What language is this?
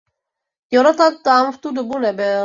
Czech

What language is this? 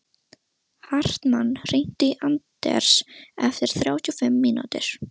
Icelandic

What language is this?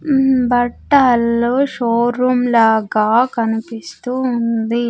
Telugu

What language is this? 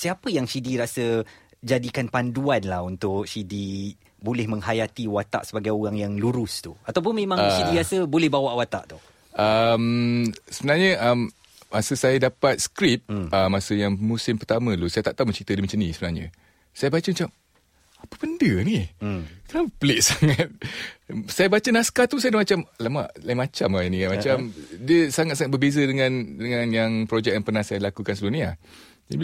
Malay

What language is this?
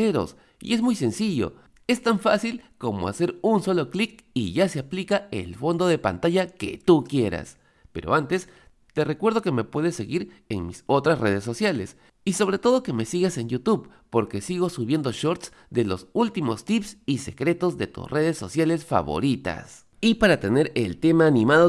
Spanish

